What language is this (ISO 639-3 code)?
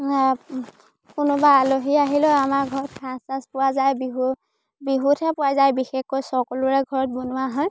asm